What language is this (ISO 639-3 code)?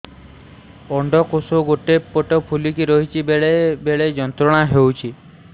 ori